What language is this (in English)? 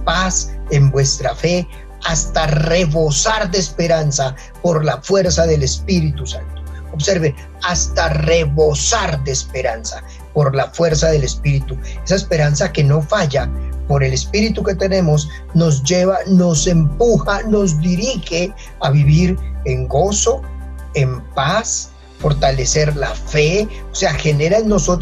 Spanish